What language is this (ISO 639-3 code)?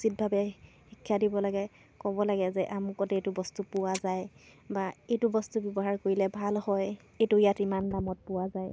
asm